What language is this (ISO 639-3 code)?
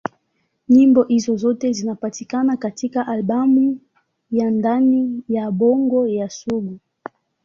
swa